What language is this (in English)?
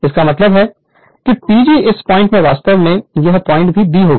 Hindi